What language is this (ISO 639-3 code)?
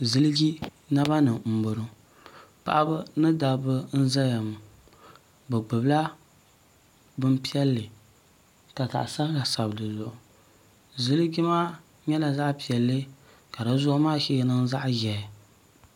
dag